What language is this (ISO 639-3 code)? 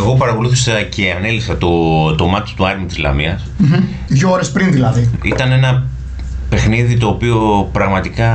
ell